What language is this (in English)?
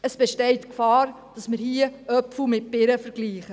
Swiss German